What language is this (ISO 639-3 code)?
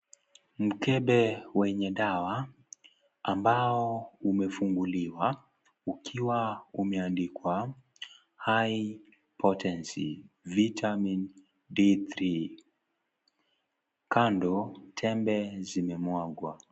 swa